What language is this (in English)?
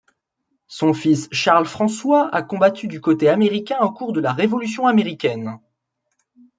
French